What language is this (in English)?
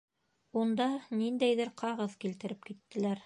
Bashkir